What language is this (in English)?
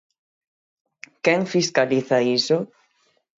Galician